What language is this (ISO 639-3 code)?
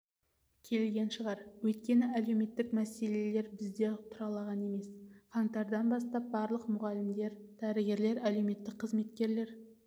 kaz